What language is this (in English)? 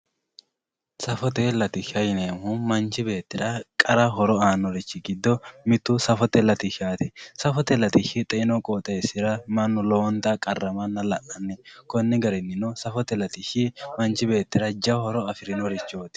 Sidamo